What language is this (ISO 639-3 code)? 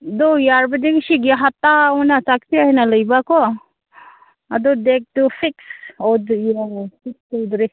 mni